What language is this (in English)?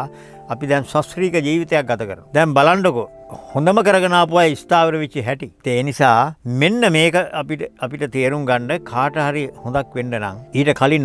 Romanian